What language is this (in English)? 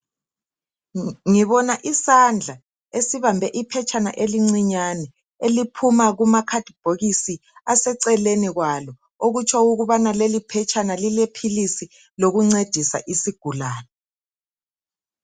North Ndebele